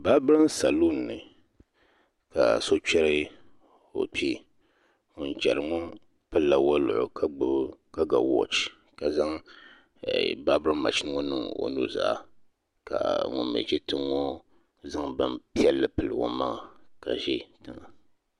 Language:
Dagbani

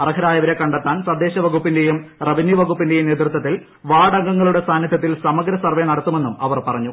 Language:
Malayalam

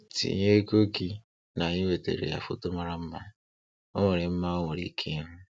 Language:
Igbo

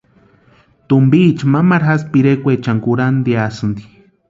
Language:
Western Highland Purepecha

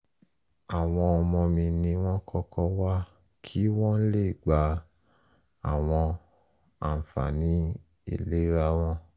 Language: Yoruba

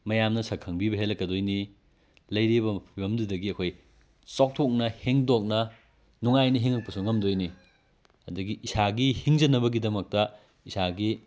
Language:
Manipuri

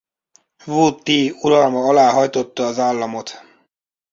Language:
Hungarian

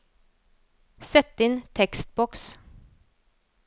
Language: Norwegian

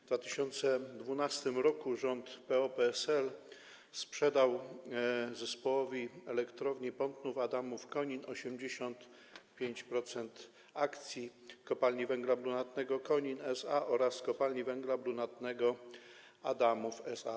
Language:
Polish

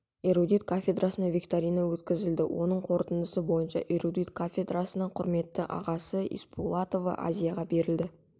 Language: Kazakh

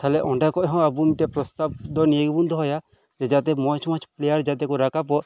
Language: Santali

